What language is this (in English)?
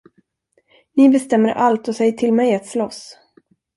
Swedish